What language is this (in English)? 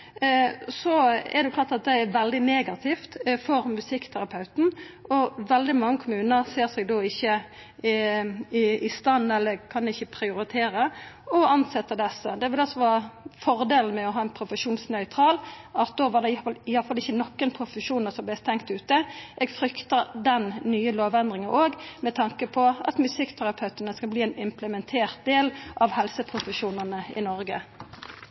Norwegian Nynorsk